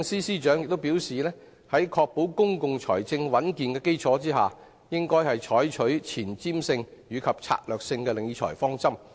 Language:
Cantonese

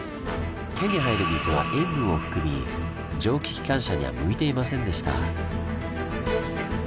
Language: Japanese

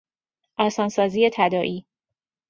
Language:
Persian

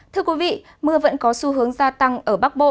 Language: Vietnamese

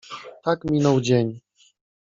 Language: Polish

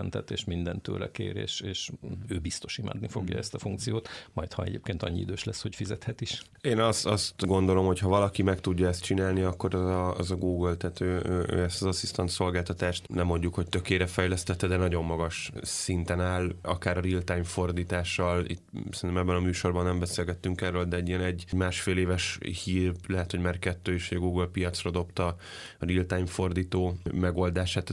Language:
Hungarian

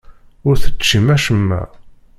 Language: Kabyle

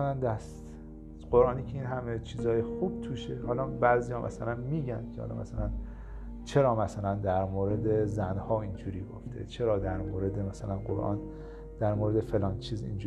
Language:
Persian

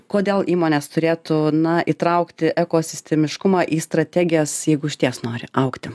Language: Lithuanian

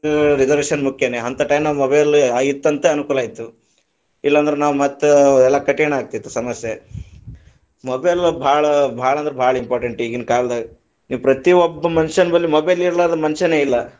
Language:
Kannada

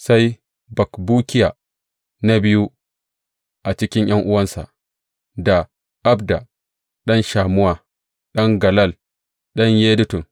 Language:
Hausa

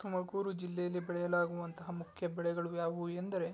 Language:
Kannada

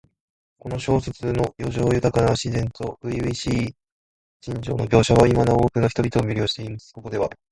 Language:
Japanese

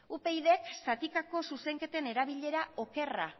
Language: Basque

